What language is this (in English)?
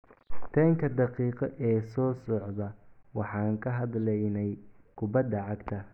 Somali